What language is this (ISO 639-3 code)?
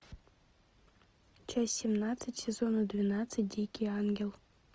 rus